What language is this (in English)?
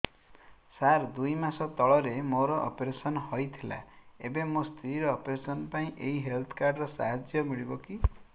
Odia